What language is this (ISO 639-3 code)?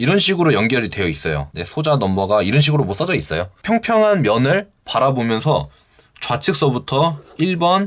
kor